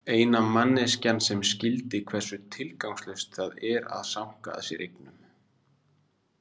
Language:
Icelandic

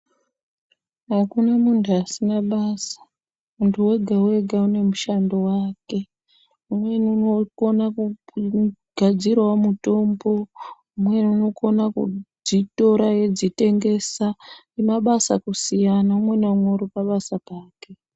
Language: Ndau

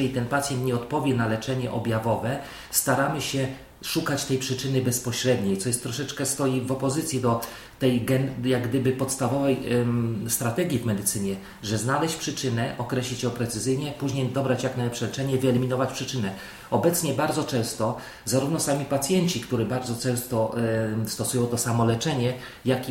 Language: Polish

